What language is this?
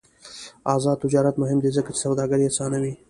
Pashto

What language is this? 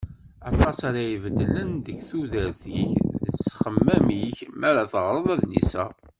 Kabyle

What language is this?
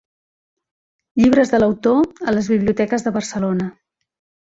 Catalan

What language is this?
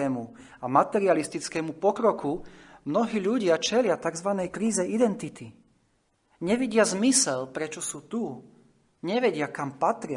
Slovak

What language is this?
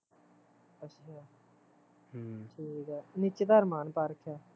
Punjabi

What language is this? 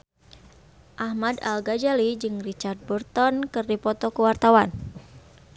Sundanese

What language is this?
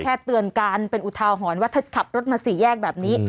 Thai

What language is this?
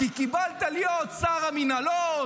Hebrew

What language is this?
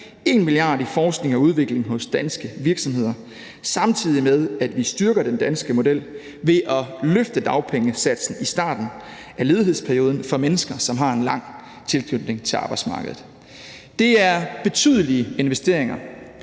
Danish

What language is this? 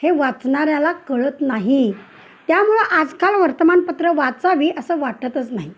Marathi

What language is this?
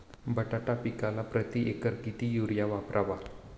Marathi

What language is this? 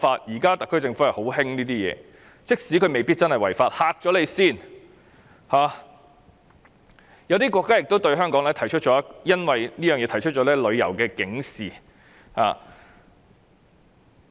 Cantonese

